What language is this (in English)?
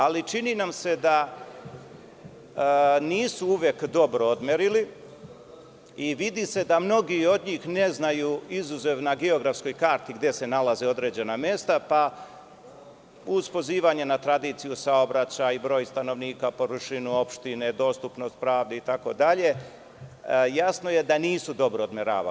Serbian